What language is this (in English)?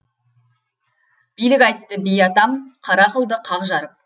Kazakh